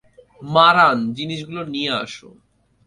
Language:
Bangla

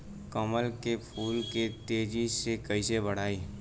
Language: Bhojpuri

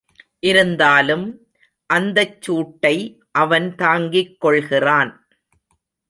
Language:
Tamil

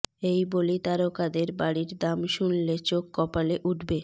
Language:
Bangla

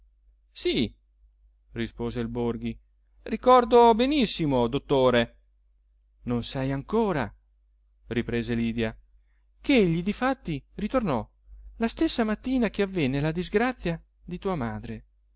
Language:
Italian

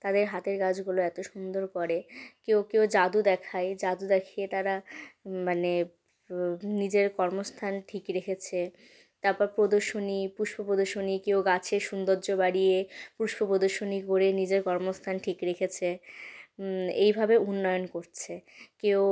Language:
Bangla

